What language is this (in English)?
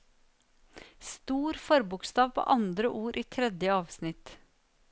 Norwegian